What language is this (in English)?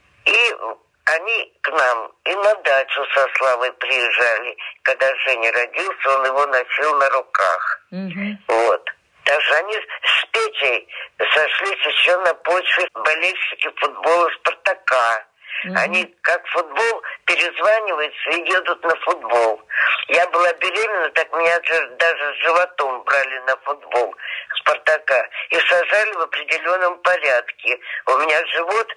Russian